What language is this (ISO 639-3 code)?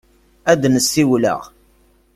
kab